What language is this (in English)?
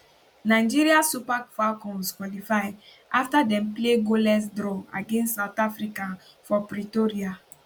Nigerian Pidgin